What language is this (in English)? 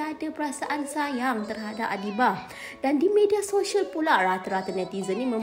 Malay